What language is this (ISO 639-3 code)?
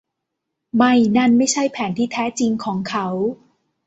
tha